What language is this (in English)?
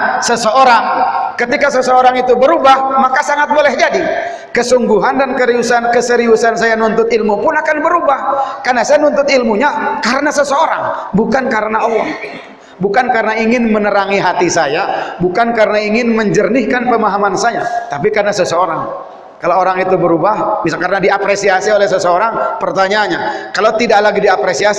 Indonesian